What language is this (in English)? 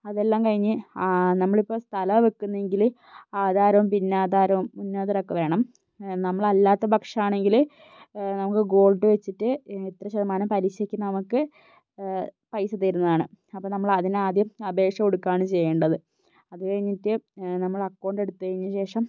Malayalam